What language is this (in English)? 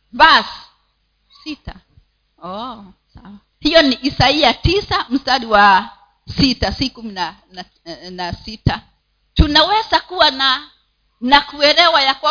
Swahili